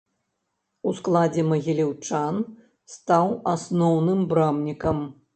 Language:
Belarusian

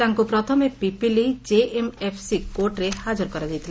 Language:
Odia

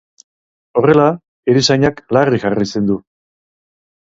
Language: Basque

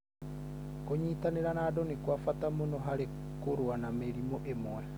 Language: Kikuyu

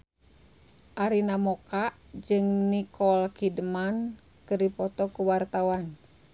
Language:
Sundanese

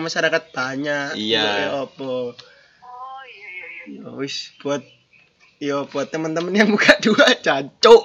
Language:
Indonesian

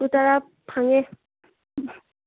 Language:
Manipuri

